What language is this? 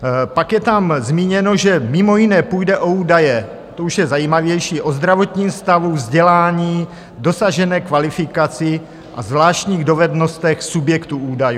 Czech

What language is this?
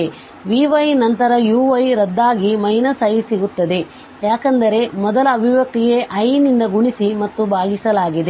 Kannada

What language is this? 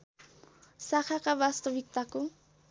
Nepali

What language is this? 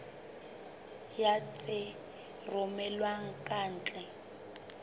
Southern Sotho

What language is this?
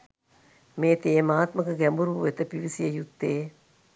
Sinhala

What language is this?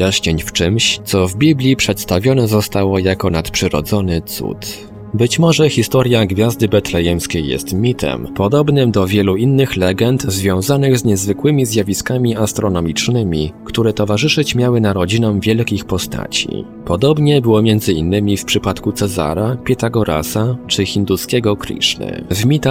Polish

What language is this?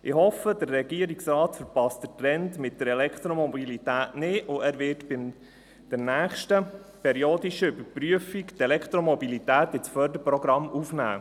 Swiss German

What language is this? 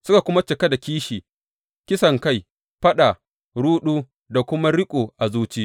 Hausa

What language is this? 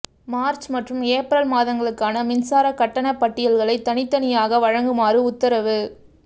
Tamil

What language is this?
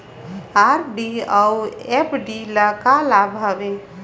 Chhattisgarhi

